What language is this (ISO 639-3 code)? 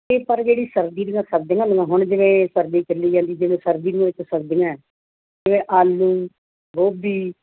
pan